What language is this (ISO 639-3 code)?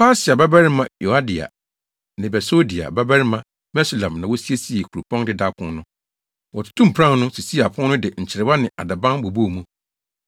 aka